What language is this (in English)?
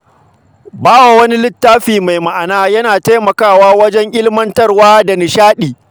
Hausa